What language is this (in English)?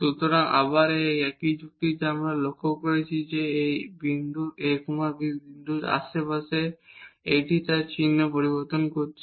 Bangla